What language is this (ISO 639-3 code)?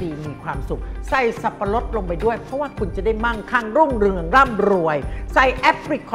tha